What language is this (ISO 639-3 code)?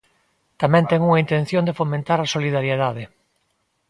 glg